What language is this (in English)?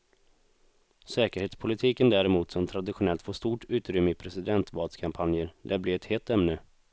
Swedish